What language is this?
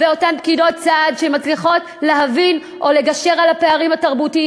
Hebrew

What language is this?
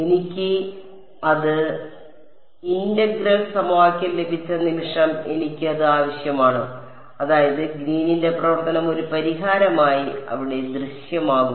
Malayalam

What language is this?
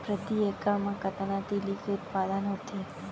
Chhattisgarhi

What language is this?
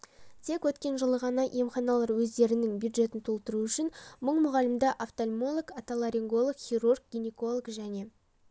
Kazakh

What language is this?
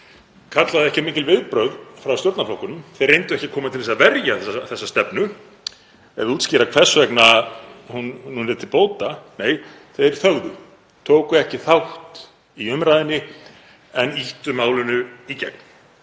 Icelandic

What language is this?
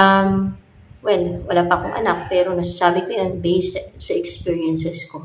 Filipino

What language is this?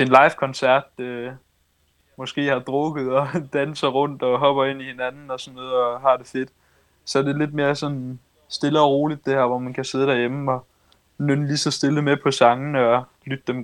Danish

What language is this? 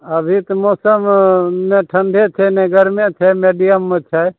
Maithili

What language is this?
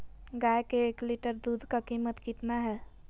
Magahi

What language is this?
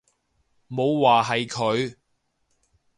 Cantonese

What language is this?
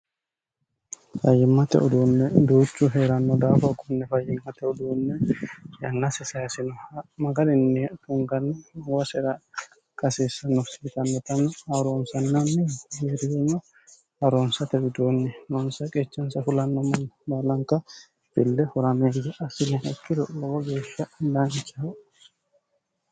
Sidamo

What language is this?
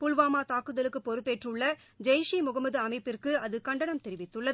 Tamil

